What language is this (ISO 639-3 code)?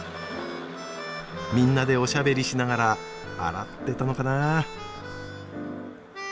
jpn